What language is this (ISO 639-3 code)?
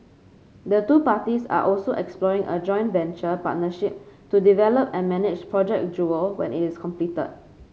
eng